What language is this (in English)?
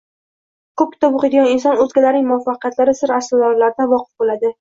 Uzbek